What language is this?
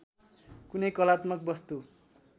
Nepali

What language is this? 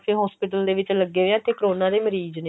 Punjabi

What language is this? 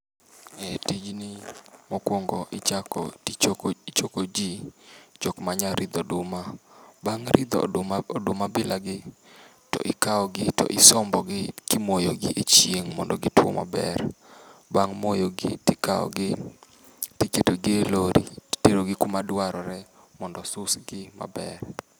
Luo (Kenya and Tanzania)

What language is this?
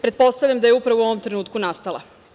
Serbian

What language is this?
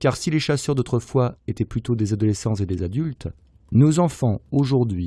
French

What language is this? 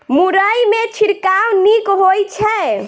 Maithili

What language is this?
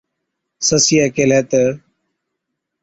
Od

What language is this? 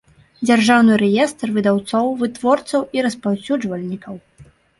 Belarusian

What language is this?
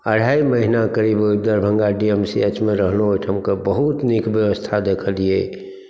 Maithili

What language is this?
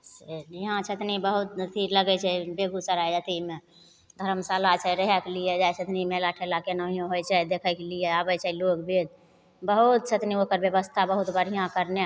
Maithili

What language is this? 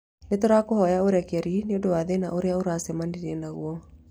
Kikuyu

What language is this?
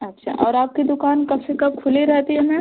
Hindi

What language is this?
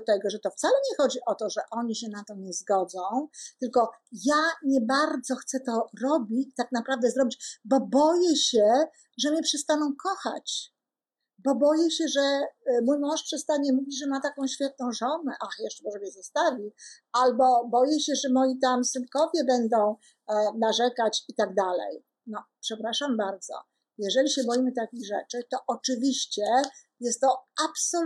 Polish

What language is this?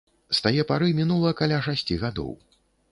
Belarusian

